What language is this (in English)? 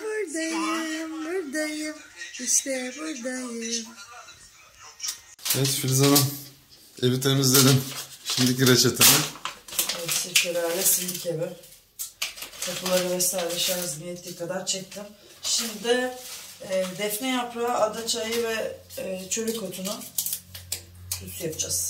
Turkish